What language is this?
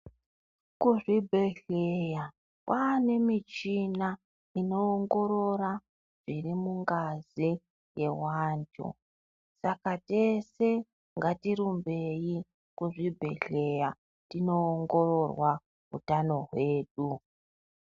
Ndau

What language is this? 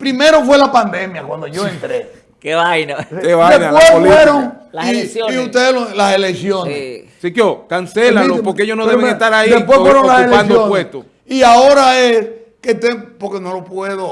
Spanish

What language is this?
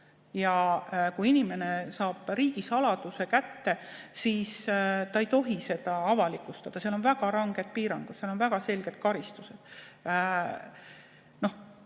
Estonian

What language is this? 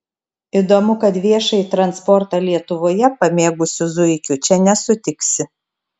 Lithuanian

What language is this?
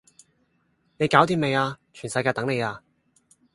Cantonese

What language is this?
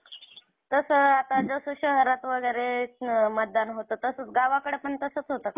Marathi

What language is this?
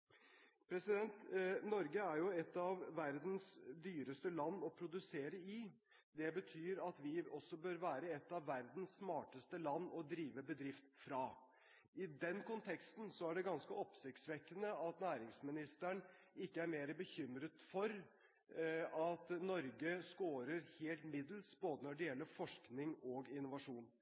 Norwegian Bokmål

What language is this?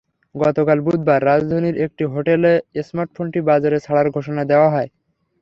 Bangla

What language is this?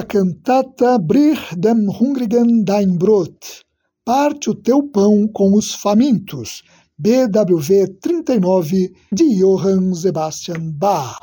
Portuguese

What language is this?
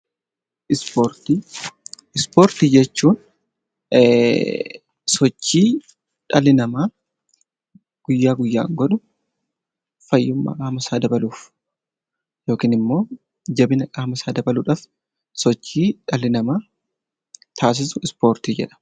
Oromo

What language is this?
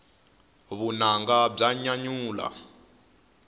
Tsonga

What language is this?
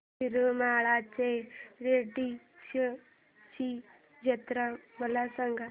Marathi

